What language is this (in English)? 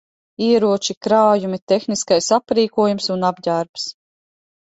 Latvian